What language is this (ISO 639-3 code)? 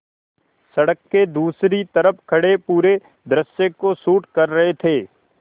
hin